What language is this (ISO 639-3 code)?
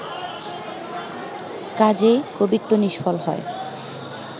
ben